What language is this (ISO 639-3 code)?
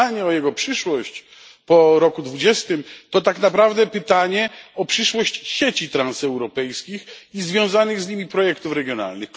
pol